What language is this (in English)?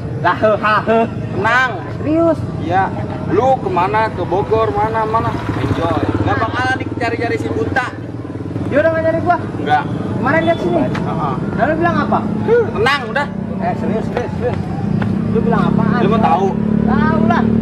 Indonesian